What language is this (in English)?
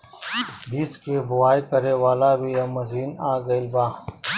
Bhojpuri